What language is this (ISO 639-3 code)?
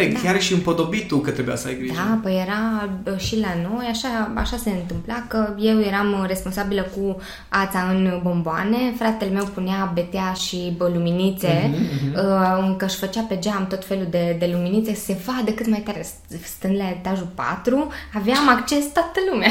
ron